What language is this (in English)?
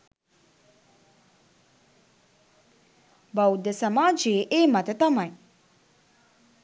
Sinhala